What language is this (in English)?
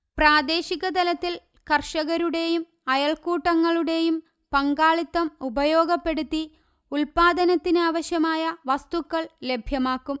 Malayalam